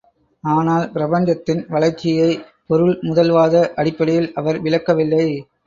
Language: Tamil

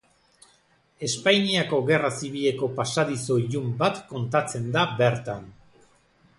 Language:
Basque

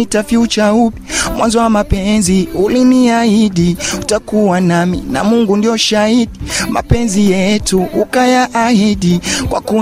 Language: Swahili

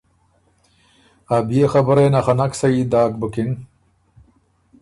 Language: Ormuri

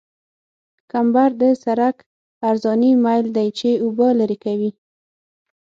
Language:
Pashto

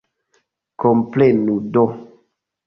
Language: Esperanto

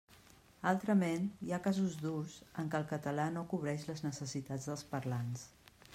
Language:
Catalan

